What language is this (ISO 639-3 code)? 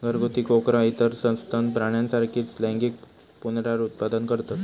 mar